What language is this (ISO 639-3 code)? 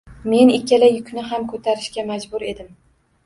uzb